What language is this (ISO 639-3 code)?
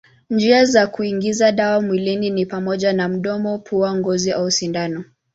swa